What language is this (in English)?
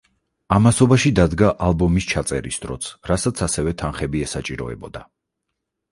Georgian